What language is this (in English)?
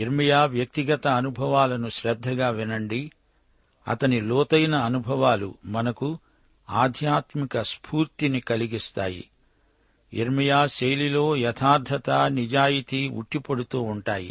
Telugu